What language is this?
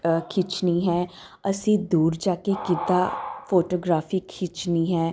Punjabi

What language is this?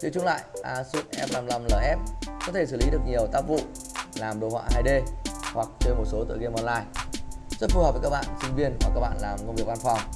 Vietnamese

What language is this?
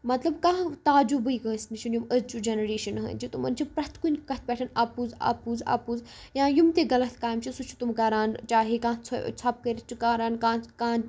Kashmiri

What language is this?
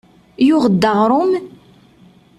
Kabyle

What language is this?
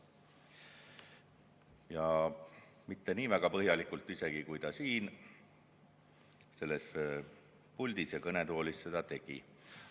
Estonian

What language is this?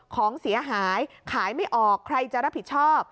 Thai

